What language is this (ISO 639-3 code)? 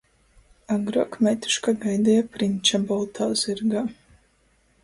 ltg